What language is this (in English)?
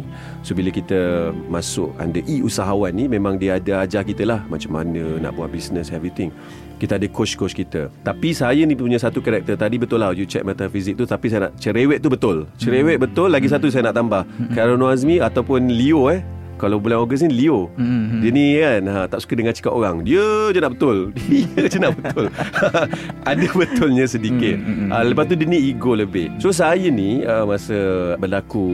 Malay